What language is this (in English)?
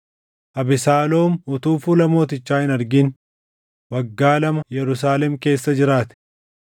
Oromo